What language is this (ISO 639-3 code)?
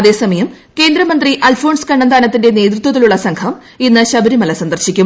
mal